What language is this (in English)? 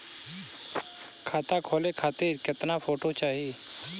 Bhojpuri